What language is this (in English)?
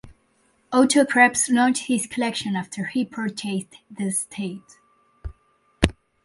English